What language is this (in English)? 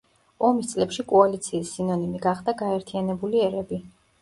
Georgian